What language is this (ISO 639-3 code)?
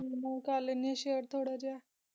pan